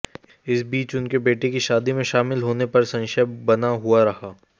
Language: Hindi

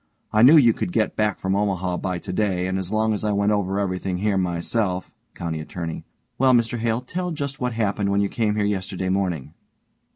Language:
English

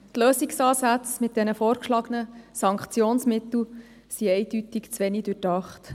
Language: Swiss German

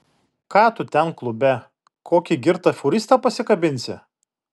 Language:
Lithuanian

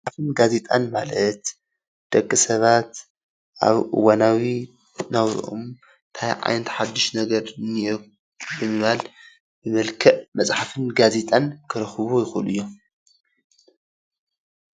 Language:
Tigrinya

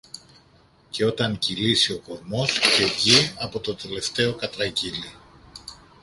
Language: Greek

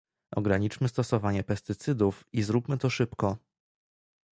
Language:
Polish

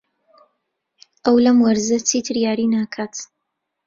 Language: Central Kurdish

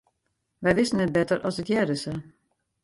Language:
Western Frisian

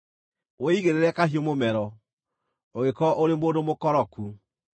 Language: Kikuyu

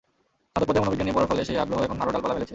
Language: Bangla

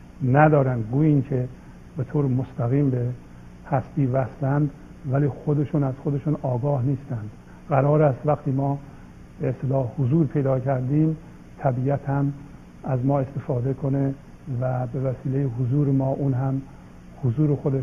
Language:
Persian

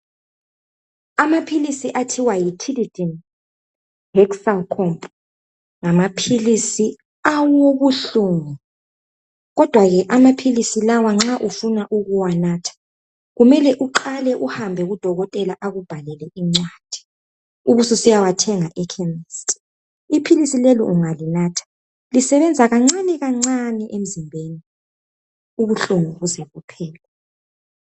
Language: North Ndebele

